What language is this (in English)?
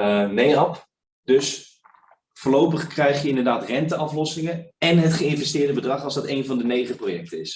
Dutch